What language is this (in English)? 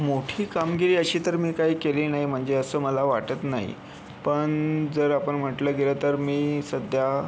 Marathi